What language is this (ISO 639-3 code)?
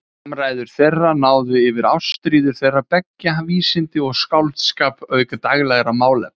isl